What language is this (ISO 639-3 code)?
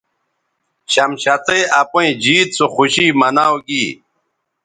btv